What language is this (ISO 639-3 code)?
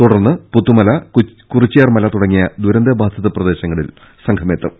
mal